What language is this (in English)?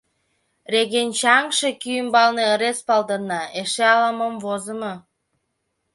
Mari